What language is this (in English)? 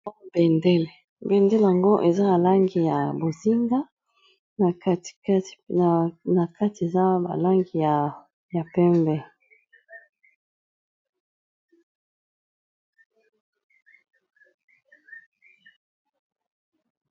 Lingala